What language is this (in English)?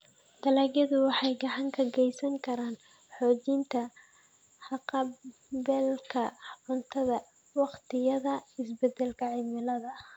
Somali